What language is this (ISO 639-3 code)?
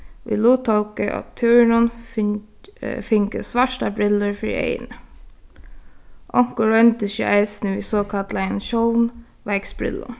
fao